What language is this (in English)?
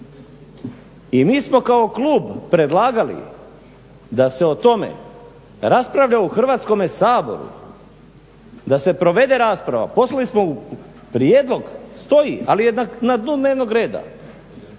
Croatian